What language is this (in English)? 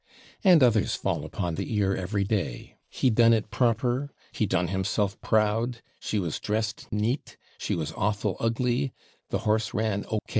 English